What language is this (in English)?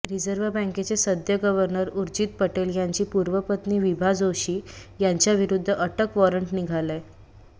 Marathi